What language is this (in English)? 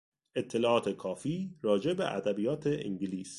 Persian